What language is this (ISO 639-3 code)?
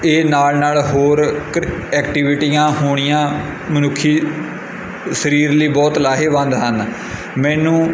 pan